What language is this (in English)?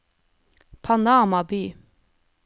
Norwegian